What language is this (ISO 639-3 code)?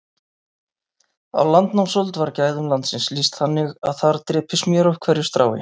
isl